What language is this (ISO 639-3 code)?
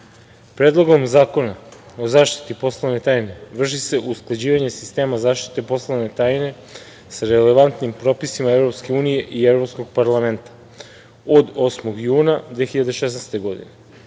srp